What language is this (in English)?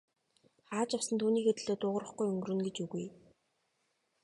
Mongolian